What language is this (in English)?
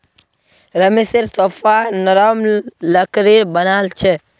Magahi